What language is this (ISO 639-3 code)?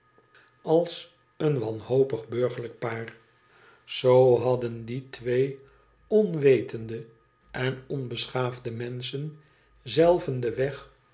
nld